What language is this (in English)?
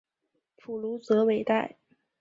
Chinese